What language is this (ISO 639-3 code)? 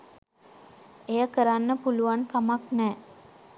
sin